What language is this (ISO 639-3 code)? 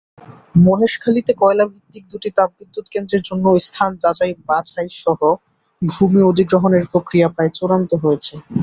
ben